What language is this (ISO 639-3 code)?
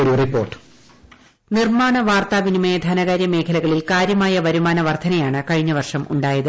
mal